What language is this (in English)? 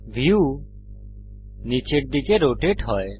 Bangla